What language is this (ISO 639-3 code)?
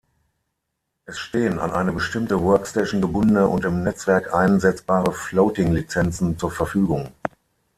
deu